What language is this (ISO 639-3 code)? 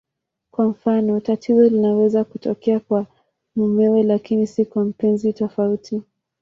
swa